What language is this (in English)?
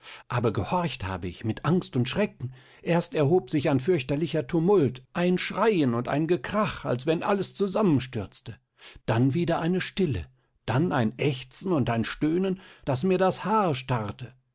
German